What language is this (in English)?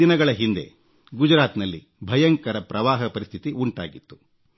Kannada